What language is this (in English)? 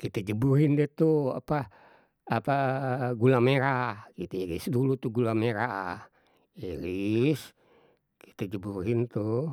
Betawi